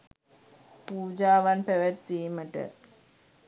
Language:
Sinhala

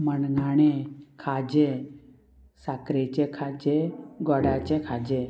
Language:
Konkani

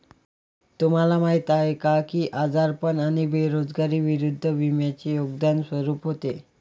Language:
Marathi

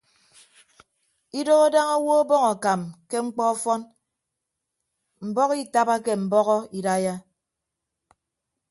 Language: Ibibio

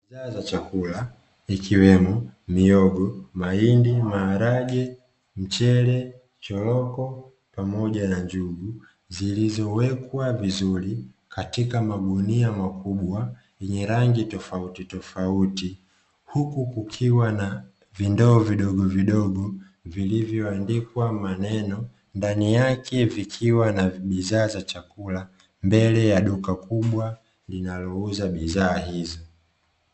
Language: Swahili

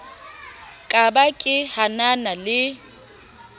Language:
Southern Sotho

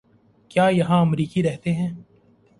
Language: Urdu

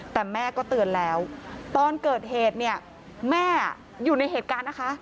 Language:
Thai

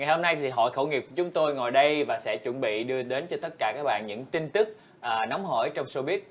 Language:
Vietnamese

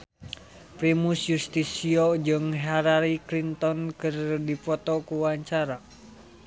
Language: Sundanese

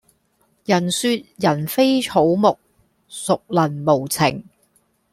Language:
Cantonese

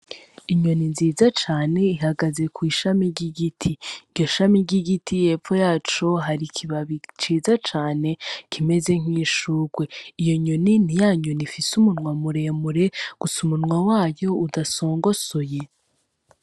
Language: Rundi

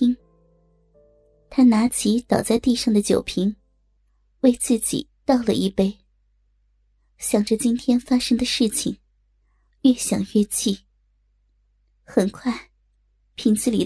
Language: Chinese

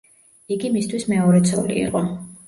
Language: Georgian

